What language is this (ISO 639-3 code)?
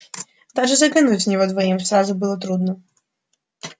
rus